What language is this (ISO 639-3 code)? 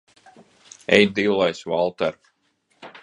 lav